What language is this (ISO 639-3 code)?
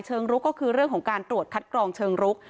tha